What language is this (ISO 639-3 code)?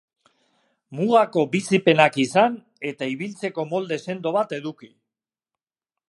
eus